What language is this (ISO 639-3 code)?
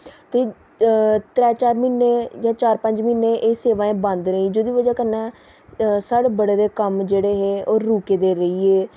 doi